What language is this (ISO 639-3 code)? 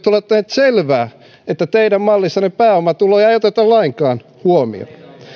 fin